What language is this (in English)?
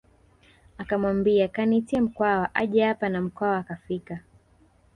Swahili